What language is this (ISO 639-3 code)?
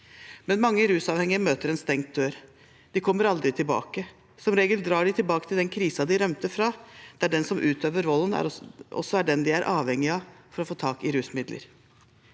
nor